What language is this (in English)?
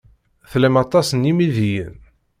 Kabyle